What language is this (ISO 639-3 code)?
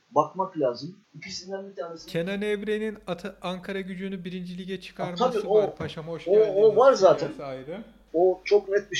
tur